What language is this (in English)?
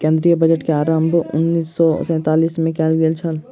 Maithili